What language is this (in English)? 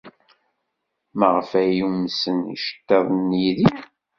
Kabyle